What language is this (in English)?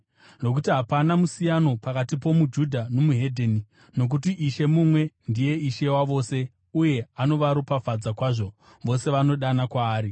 Shona